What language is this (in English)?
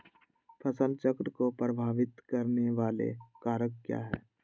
Magahi